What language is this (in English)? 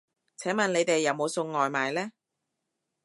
Cantonese